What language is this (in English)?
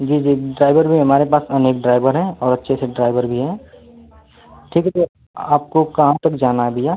Hindi